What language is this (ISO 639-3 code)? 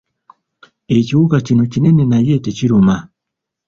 lug